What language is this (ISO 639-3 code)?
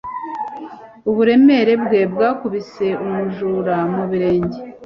kin